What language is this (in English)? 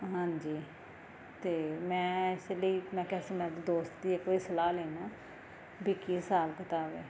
Punjabi